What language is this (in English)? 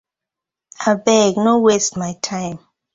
Nigerian Pidgin